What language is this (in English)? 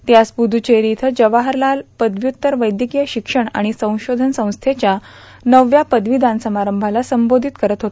Marathi